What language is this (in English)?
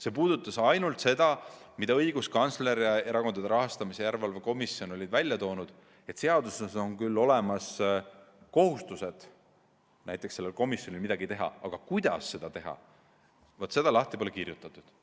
Estonian